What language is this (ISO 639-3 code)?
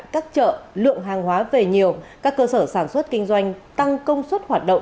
vie